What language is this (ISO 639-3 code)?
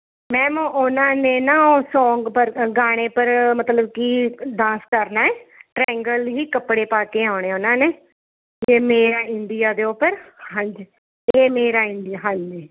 pan